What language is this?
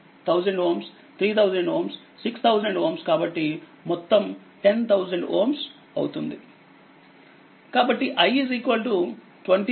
Telugu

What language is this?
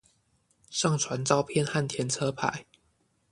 Chinese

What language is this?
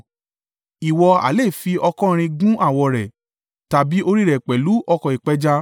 Yoruba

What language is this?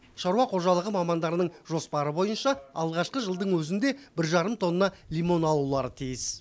Kazakh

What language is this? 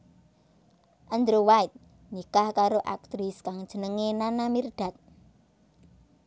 Javanese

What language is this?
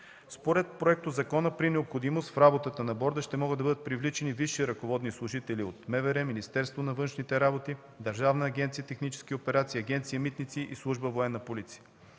Bulgarian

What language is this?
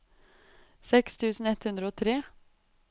Norwegian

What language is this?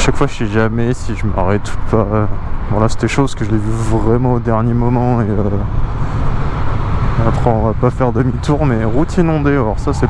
French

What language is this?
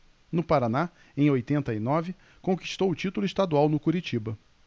Portuguese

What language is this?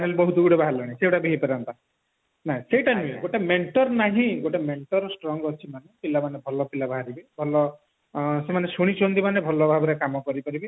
Odia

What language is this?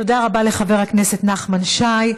Hebrew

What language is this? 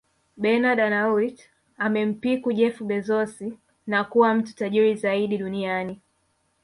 Swahili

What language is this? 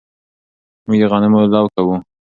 Pashto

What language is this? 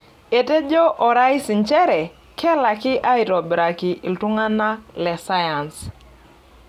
Masai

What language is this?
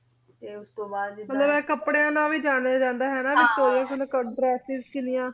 Punjabi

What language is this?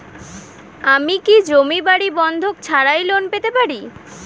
Bangla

